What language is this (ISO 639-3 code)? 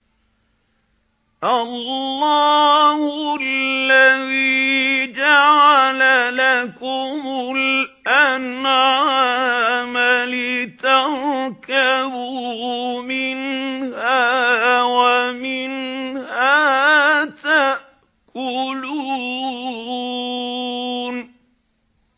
ara